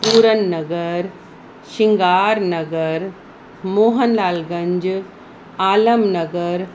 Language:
Sindhi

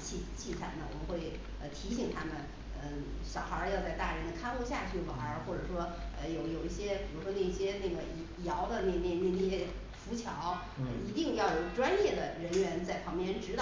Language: Chinese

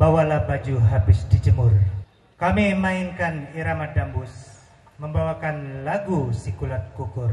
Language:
Indonesian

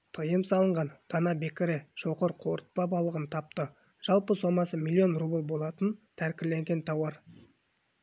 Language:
Kazakh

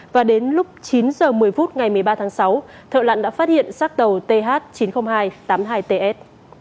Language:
Vietnamese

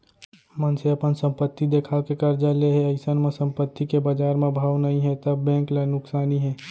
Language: Chhattisgarhi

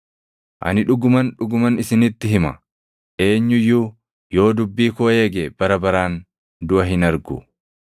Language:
Oromo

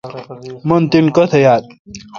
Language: Kalkoti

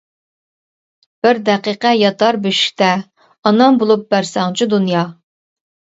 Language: Uyghur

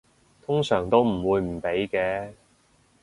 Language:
Cantonese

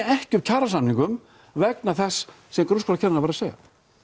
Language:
Icelandic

